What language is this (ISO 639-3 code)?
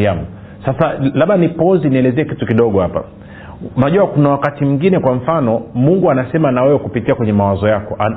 swa